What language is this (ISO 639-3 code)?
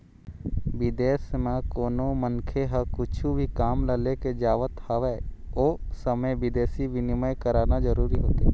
hne